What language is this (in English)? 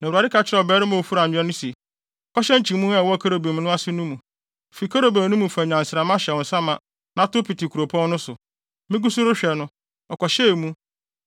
Akan